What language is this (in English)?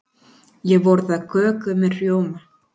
Icelandic